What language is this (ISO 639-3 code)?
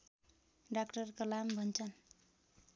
nep